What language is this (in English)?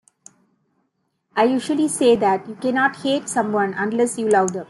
English